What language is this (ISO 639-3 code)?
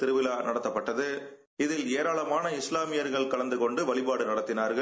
tam